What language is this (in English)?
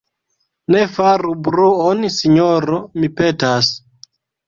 Esperanto